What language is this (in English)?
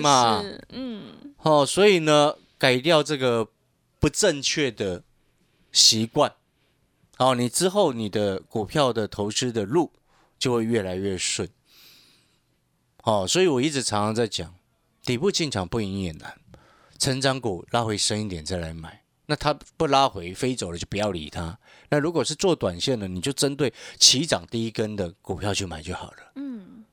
Chinese